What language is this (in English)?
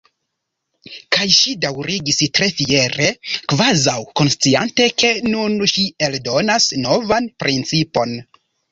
Esperanto